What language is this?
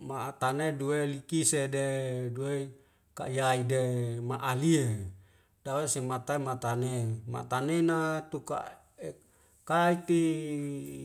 Wemale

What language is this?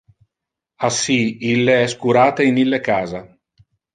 Interlingua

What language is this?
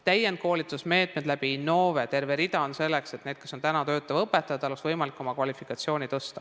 Estonian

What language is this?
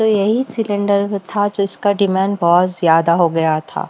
Hindi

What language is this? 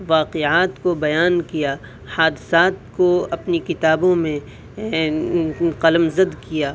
Urdu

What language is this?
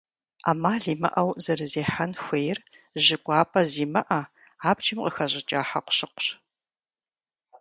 Kabardian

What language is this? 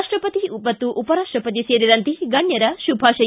Kannada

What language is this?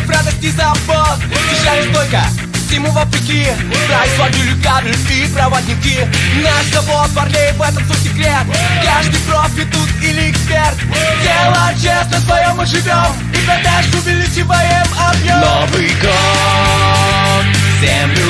Russian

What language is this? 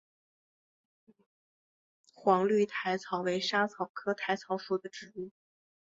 Chinese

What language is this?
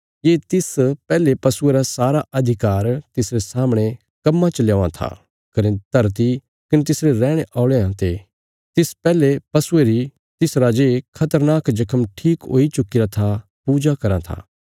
Bilaspuri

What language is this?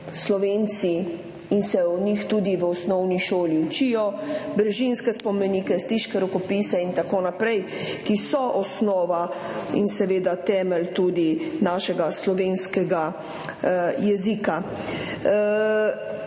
Slovenian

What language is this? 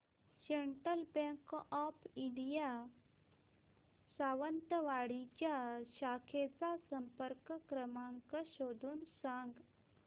Marathi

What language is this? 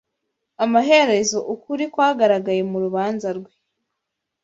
Kinyarwanda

